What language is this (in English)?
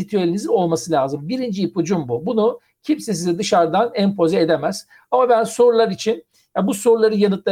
Turkish